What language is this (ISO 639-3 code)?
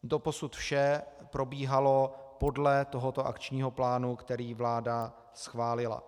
ces